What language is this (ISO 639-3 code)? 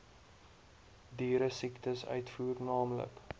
afr